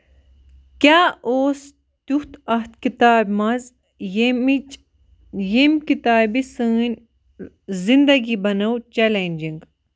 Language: Kashmiri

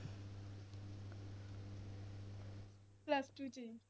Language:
Punjabi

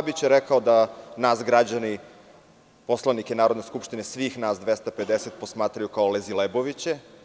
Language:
Serbian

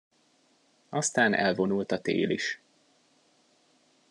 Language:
Hungarian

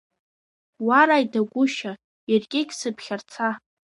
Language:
Abkhazian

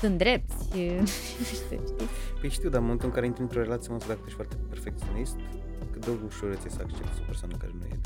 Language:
Romanian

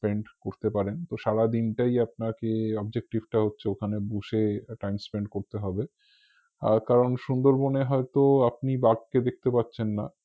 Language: Bangla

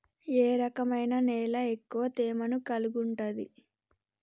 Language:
Telugu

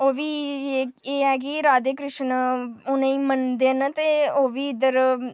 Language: Dogri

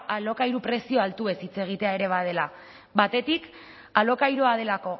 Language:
Basque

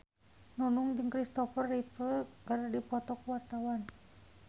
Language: Sundanese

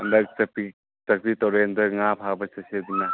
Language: Manipuri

